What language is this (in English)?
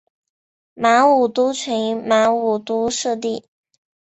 Chinese